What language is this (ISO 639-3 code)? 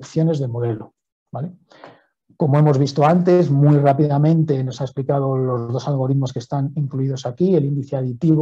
spa